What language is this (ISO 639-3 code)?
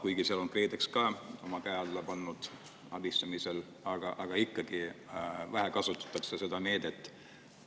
est